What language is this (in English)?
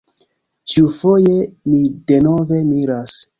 Esperanto